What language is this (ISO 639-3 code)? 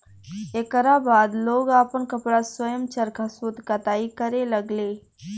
bho